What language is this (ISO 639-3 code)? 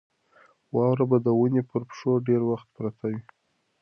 pus